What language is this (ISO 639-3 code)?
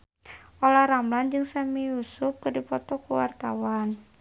sun